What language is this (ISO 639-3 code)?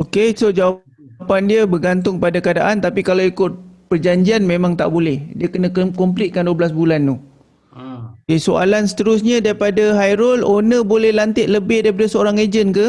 msa